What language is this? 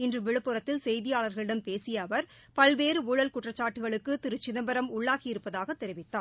Tamil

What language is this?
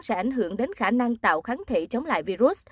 Vietnamese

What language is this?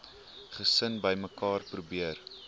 Afrikaans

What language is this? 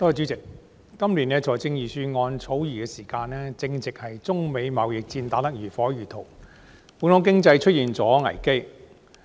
Cantonese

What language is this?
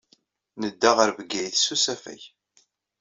Kabyle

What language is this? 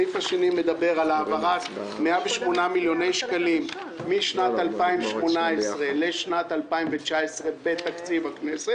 Hebrew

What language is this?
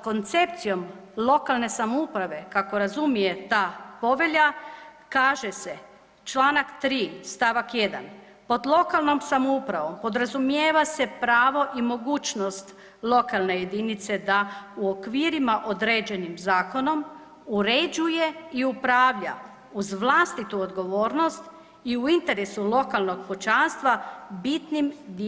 Croatian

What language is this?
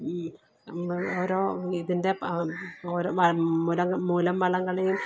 Malayalam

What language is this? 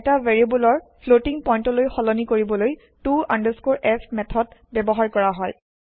Assamese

